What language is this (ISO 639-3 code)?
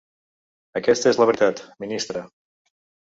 cat